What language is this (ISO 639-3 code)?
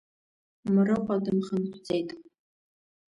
abk